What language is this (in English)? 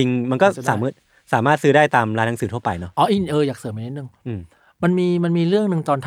Thai